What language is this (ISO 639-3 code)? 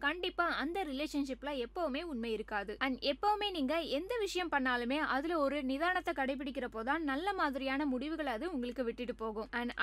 tam